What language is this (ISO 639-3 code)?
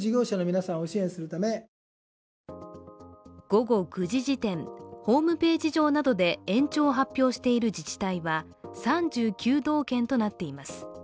jpn